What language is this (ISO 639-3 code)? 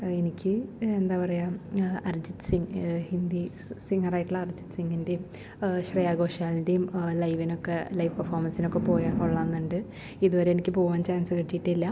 mal